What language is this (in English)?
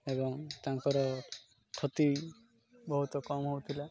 Odia